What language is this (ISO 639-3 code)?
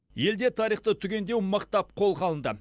kaz